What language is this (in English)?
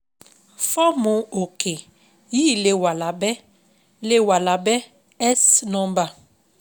Yoruba